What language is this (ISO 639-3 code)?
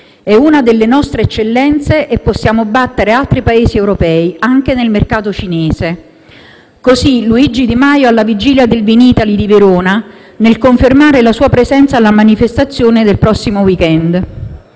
ita